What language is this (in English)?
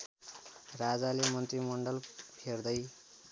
Nepali